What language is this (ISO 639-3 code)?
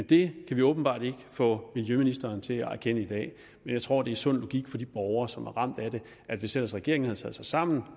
dan